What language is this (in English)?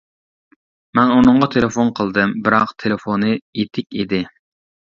Uyghur